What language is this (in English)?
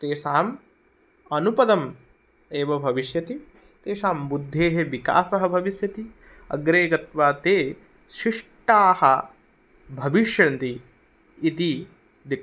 Sanskrit